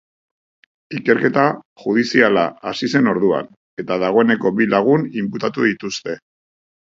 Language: Basque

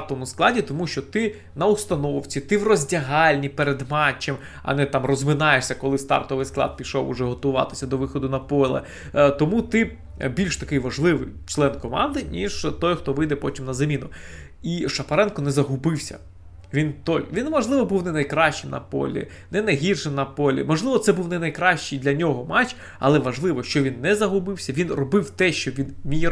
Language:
Ukrainian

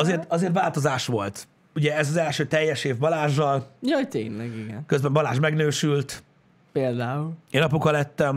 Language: Hungarian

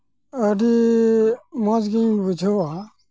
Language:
Santali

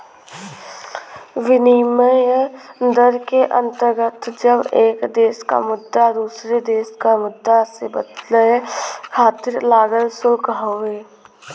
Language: Bhojpuri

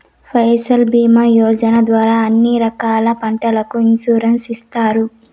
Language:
Telugu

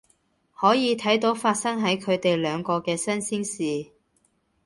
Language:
Cantonese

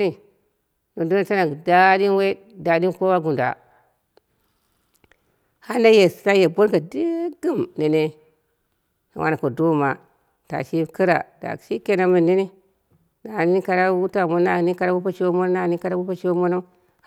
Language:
Dera (Nigeria)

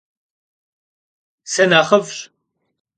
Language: Kabardian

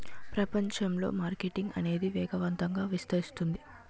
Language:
Telugu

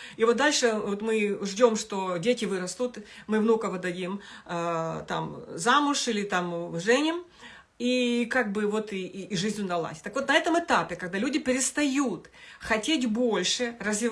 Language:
Russian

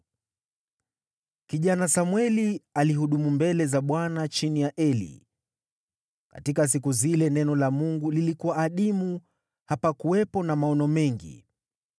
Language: Swahili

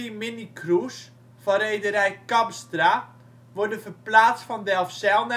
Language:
Dutch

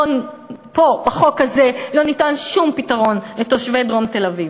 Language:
Hebrew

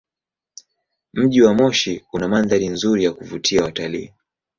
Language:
Swahili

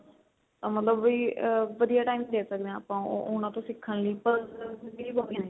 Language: Punjabi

